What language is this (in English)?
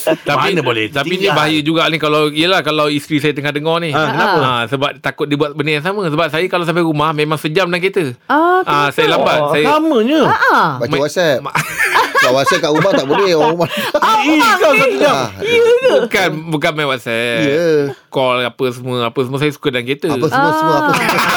Malay